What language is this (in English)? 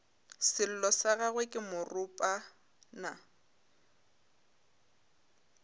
Northern Sotho